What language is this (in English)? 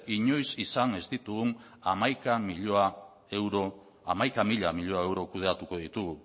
Basque